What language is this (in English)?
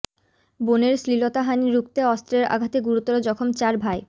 Bangla